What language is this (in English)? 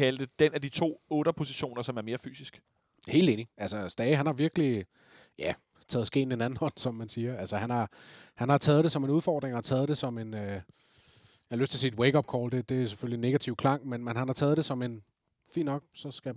Danish